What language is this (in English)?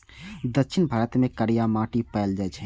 Maithili